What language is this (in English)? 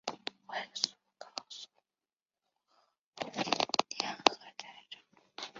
Chinese